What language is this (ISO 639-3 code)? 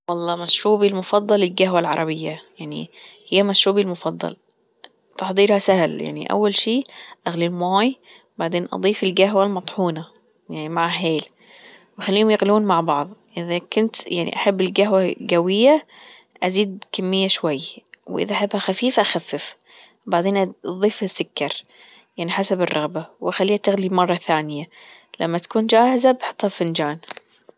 afb